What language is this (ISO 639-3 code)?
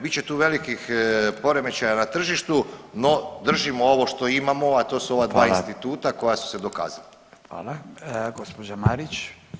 hrv